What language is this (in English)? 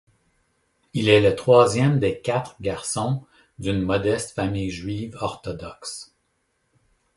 French